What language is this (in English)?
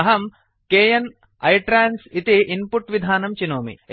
Sanskrit